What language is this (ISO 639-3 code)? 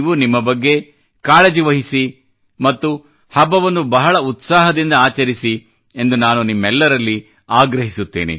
kan